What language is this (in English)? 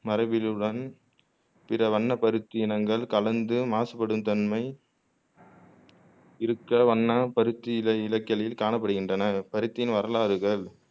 Tamil